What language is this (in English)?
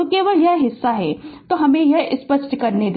Hindi